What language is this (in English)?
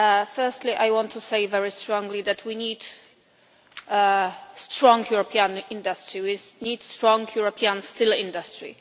English